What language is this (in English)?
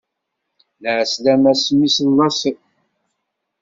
Kabyle